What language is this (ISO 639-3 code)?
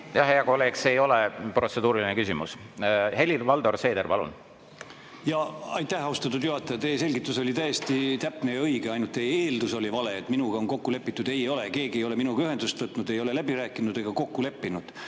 est